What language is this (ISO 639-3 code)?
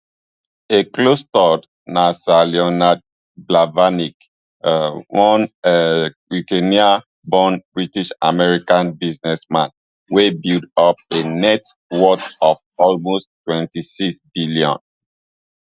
pcm